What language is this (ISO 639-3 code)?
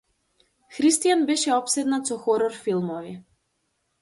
mkd